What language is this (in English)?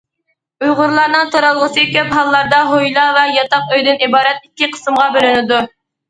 Uyghur